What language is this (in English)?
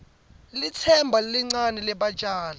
Swati